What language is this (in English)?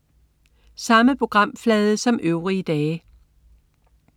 Danish